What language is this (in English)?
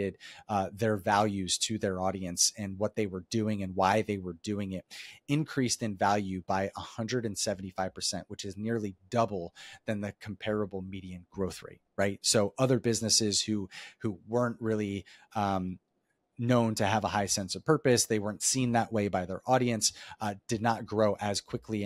English